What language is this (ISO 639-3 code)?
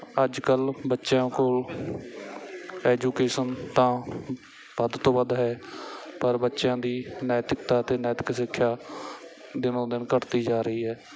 pan